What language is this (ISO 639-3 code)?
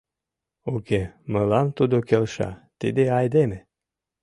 chm